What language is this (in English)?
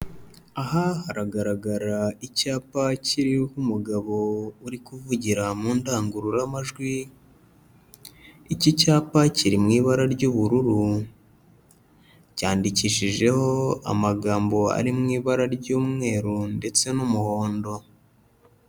Kinyarwanda